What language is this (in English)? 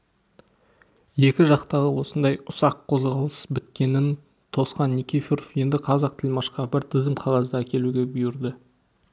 Kazakh